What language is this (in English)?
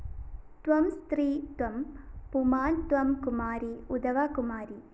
Malayalam